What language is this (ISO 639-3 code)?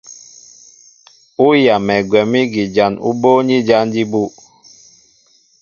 mbo